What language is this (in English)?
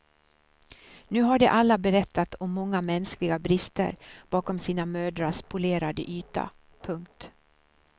Swedish